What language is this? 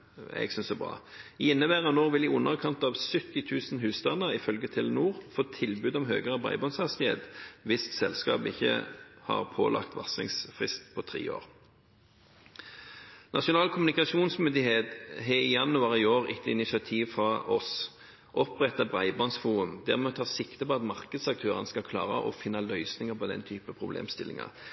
Norwegian Bokmål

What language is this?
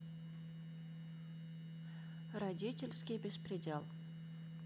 Russian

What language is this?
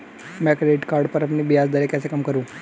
Hindi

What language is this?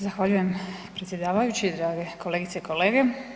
Croatian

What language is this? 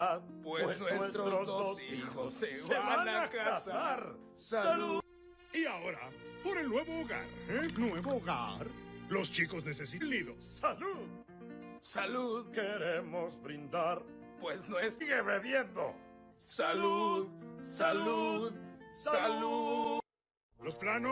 Spanish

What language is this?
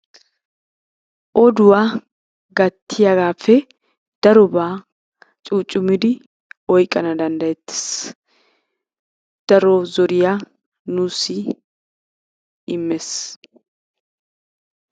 Wolaytta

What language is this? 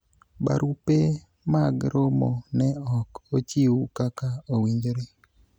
Luo (Kenya and Tanzania)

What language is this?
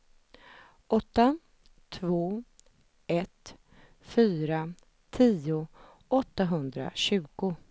Swedish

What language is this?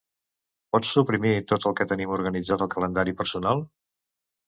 Catalan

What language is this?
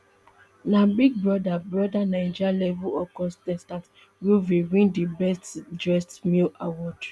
Nigerian Pidgin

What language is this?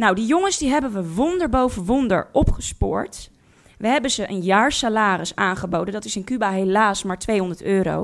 Dutch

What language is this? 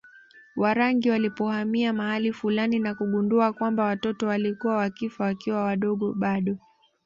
Swahili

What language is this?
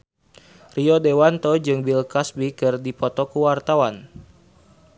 Sundanese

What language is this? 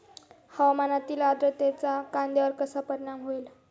Marathi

